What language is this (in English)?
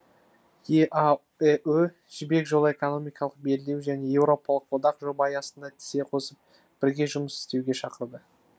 Kazakh